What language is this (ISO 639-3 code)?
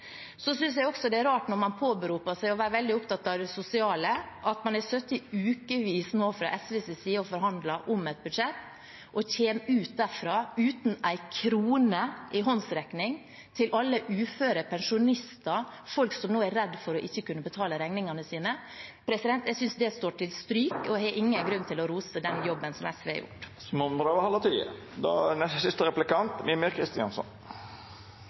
nor